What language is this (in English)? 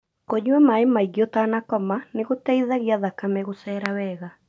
Kikuyu